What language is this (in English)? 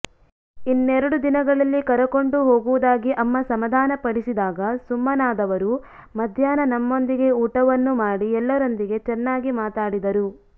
Kannada